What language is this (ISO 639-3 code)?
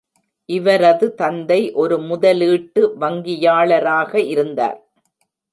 tam